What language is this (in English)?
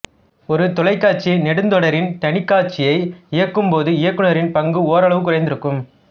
Tamil